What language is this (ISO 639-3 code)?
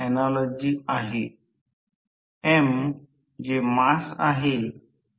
mar